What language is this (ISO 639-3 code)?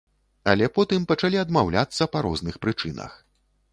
bel